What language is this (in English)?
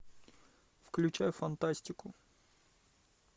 Russian